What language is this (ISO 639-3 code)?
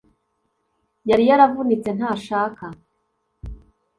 kin